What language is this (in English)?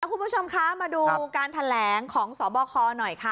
Thai